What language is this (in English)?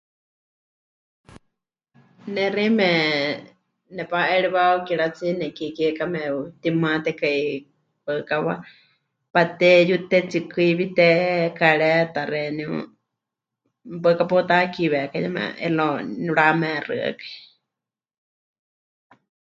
Huichol